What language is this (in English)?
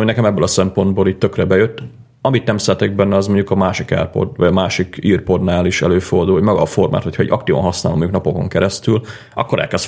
Hungarian